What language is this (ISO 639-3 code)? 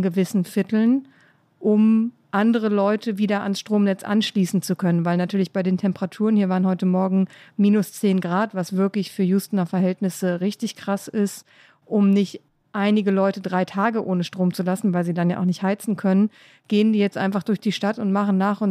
deu